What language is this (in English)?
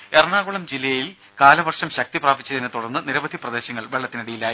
Malayalam